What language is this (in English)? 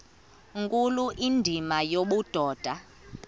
Xhosa